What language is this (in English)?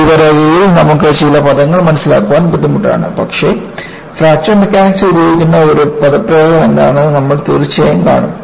Malayalam